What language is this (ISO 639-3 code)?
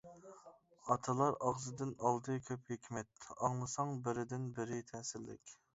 uig